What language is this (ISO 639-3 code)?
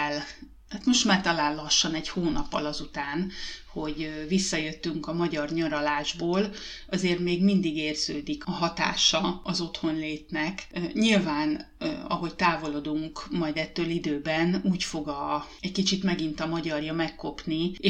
hun